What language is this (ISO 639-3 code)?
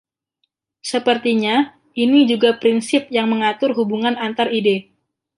ind